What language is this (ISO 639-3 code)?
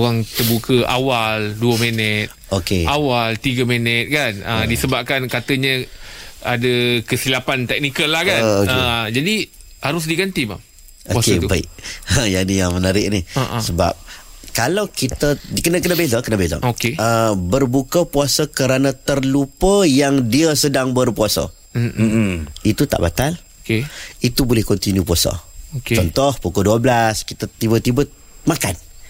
msa